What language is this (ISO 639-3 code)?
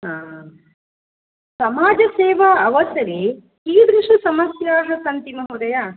san